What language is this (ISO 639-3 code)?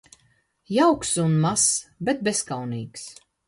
lav